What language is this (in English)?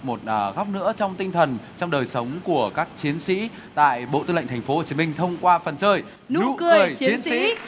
Vietnamese